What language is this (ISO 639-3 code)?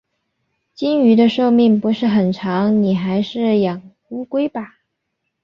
zho